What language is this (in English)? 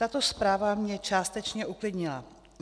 Czech